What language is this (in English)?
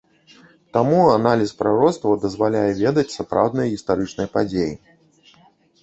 Belarusian